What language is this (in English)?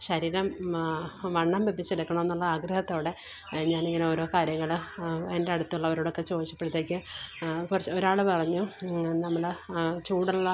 Malayalam